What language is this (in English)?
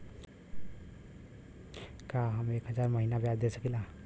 Bhojpuri